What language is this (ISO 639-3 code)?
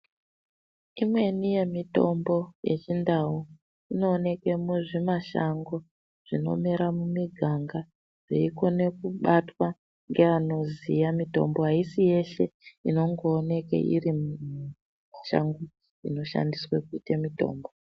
ndc